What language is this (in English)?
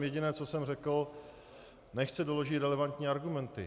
Czech